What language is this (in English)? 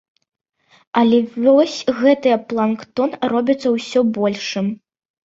Belarusian